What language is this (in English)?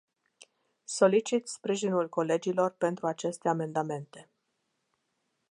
Romanian